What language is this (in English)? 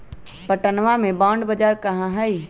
Magahi